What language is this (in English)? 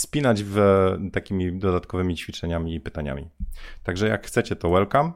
Polish